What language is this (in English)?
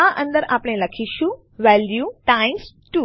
Gujarati